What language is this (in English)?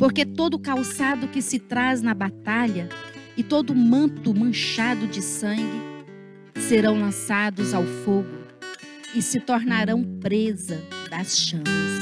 Portuguese